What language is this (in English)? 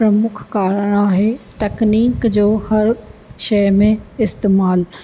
Sindhi